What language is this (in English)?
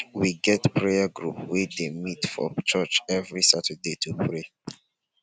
Nigerian Pidgin